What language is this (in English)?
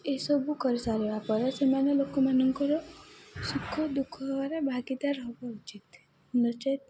Odia